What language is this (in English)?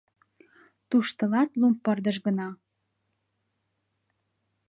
Mari